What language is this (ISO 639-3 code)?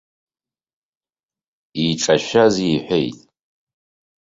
abk